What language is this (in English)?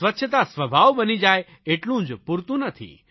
Gujarati